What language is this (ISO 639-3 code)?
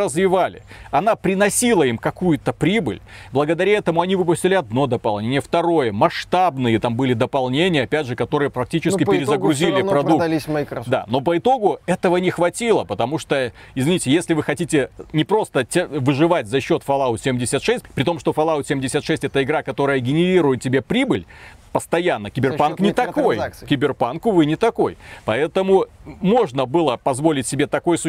rus